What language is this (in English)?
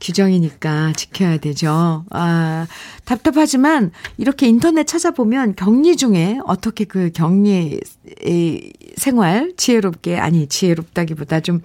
Korean